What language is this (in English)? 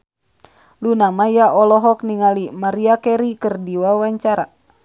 Sundanese